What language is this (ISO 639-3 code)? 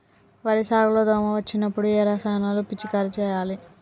tel